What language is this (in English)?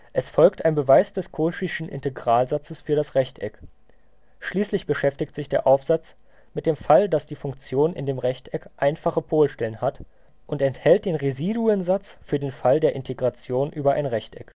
German